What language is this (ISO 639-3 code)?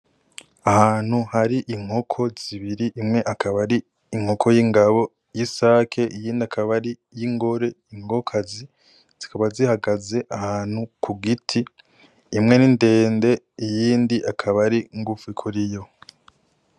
run